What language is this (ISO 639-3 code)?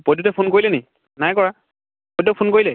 asm